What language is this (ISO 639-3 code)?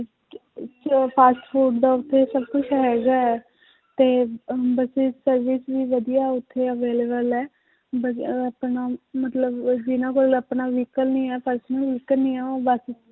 pan